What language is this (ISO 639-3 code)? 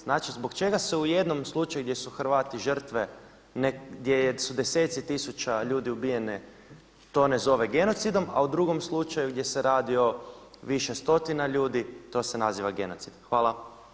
hrv